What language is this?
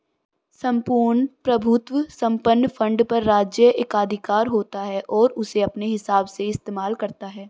Hindi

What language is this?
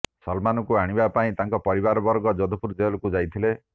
Odia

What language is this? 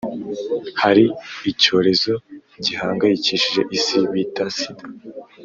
Kinyarwanda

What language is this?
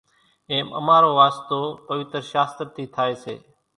Kachi Koli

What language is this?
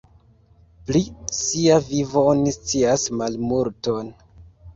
Esperanto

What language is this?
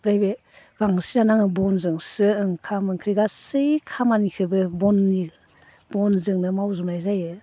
Bodo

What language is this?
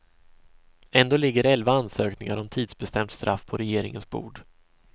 Swedish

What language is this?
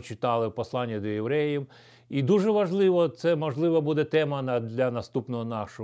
Ukrainian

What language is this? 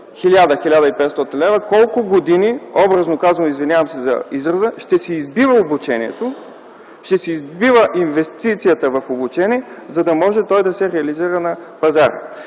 Bulgarian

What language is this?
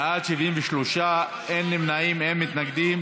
Hebrew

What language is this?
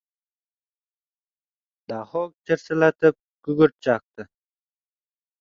Uzbek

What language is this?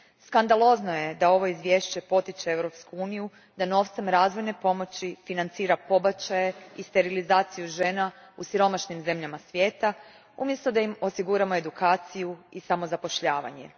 Croatian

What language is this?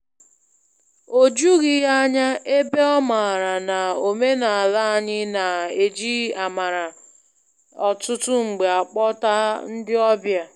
Igbo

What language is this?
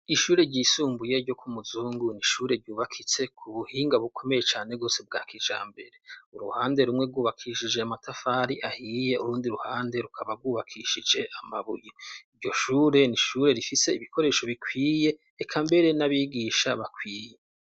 Rundi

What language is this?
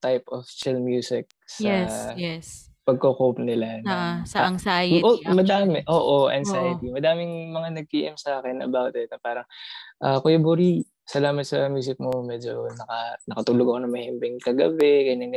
Filipino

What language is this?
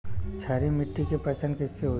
Bhojpuri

